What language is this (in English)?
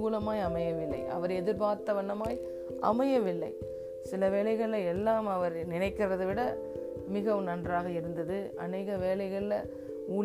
Tamil